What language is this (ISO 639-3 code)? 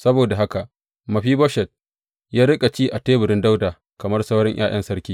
hau